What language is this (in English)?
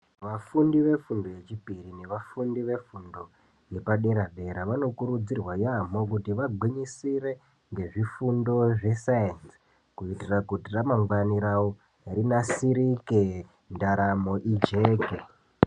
Ndau